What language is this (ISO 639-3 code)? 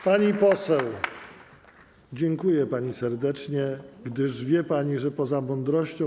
pol